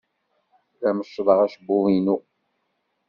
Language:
Kabyle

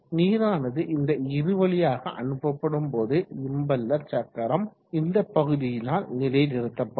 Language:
Tamil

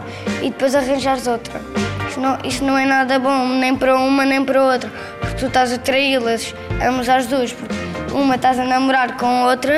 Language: Portuguese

